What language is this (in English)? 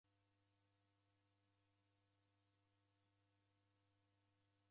Taita